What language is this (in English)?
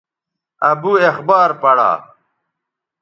Bateri